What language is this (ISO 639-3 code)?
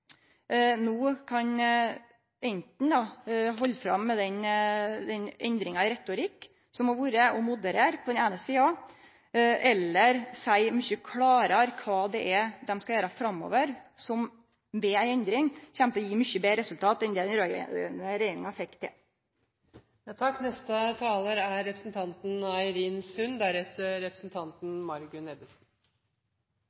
nno